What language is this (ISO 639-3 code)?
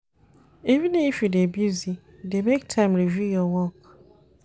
pcm